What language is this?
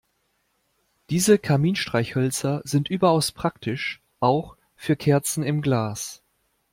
German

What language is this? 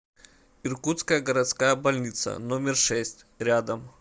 Russian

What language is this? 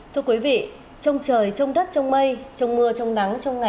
Vietnamese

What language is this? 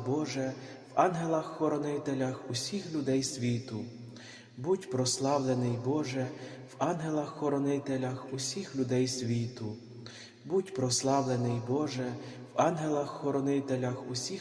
Ukrainian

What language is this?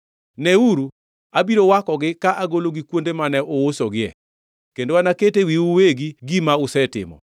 Luo (Kenya and Tanzania)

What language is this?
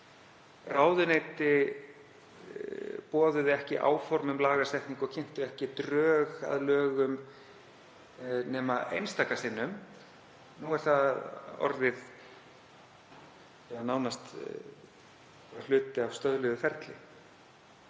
Icelandic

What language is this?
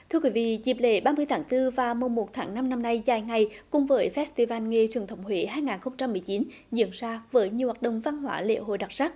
Vietnamese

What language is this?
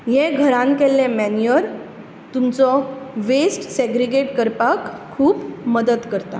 Konkani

